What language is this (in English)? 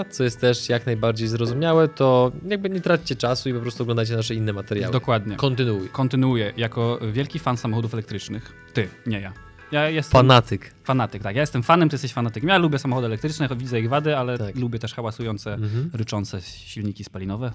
Polish